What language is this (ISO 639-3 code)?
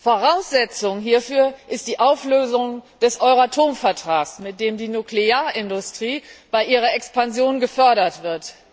deu